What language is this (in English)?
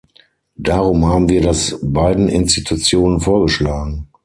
German